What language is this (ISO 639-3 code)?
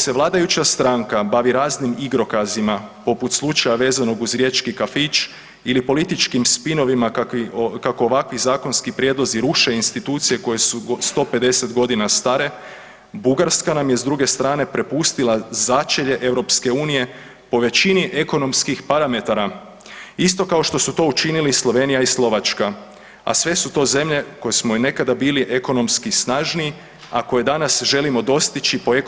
hrv